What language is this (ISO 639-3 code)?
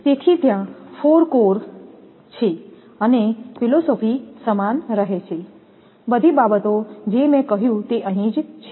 guj